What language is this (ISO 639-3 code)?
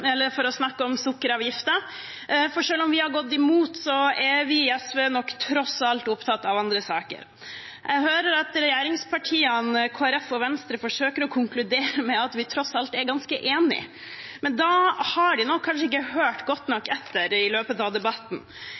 nob